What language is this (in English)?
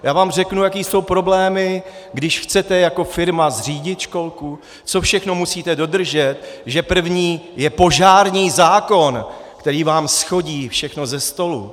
Czech